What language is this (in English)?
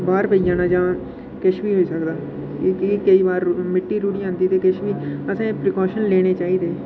Dogri